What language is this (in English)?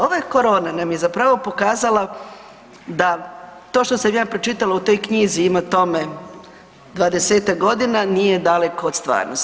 Croatian